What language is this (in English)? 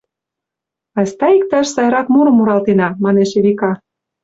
Mari